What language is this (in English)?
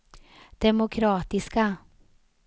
Swedish